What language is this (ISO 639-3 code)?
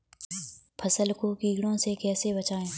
hin